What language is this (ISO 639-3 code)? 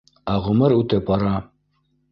bak